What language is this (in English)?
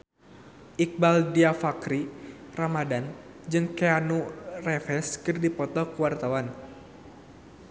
Sundanese